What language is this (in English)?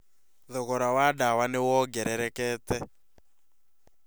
Kikuyu